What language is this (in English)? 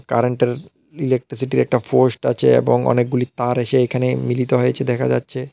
Bangla